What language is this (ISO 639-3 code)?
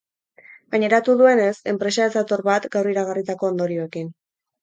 eus